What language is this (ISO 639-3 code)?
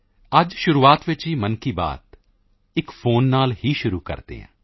pan